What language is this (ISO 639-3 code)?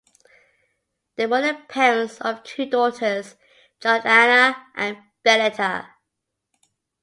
eng